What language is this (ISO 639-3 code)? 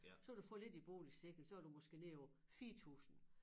dan